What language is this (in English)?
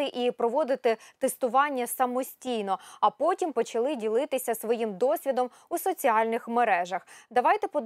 Ukrainian